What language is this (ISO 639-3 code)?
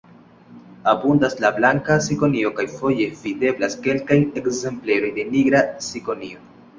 epo